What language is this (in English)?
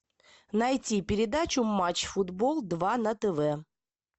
Russian